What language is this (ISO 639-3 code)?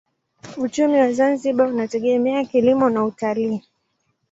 swa